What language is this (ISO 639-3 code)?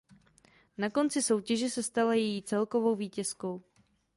ces